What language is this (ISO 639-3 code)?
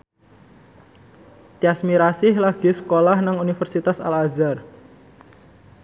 jav